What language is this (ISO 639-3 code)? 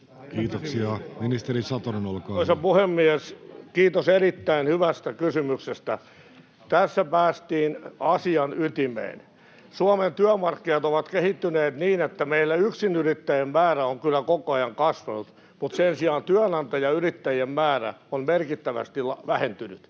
fin